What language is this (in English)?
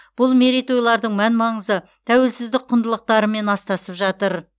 Kazakh